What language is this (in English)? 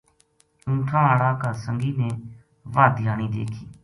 Gujari